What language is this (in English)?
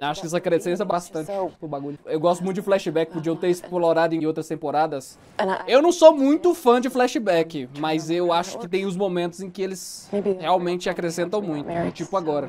Portuguese